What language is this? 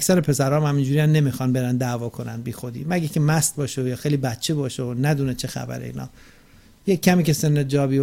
Persian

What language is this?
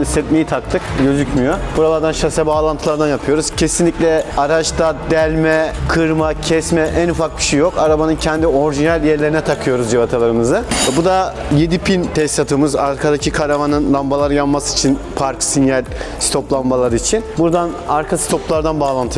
Turkish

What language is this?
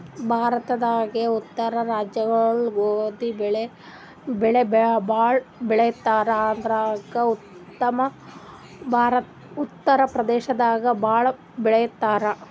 Kannada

